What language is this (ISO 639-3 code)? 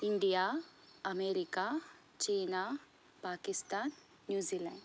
san